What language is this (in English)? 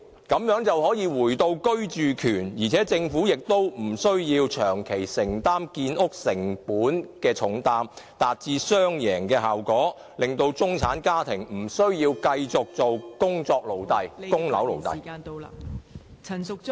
Cantonese